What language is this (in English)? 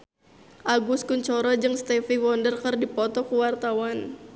Sundanese